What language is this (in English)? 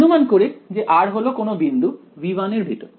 Bangla